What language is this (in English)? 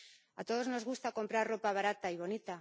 Spanish